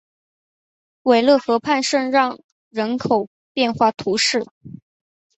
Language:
Chinese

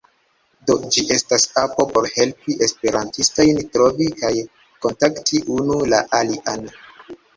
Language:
Esperanto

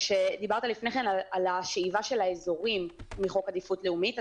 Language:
Hebrew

